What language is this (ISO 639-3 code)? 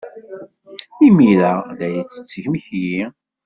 kab